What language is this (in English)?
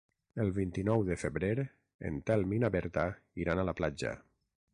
Catalan